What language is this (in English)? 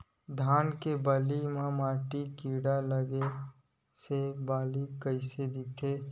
Chhattisgarhi